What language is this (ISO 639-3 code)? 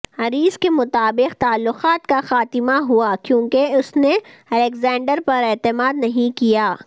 urd